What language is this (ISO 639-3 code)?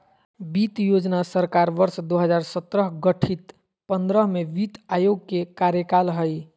mag